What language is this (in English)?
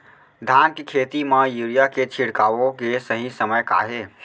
Chhattisgarhi